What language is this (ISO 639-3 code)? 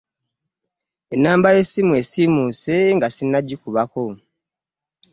lug